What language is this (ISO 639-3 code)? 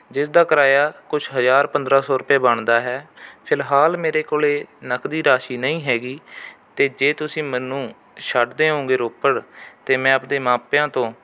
pan